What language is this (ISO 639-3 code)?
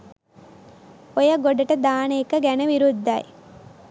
sin